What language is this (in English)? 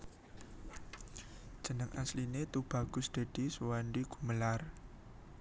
Javanese